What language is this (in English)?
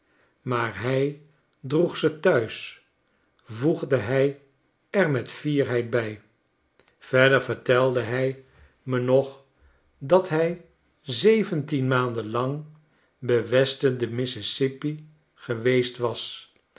Dutch